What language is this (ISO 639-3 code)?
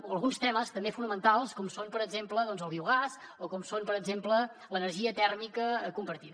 cat